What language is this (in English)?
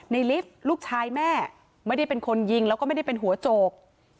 Thai